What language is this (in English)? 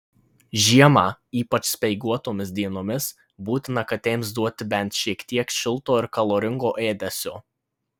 Lithuanian